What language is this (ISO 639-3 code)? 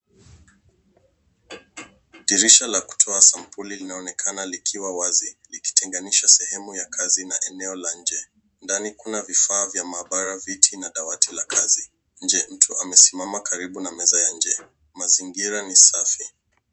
swa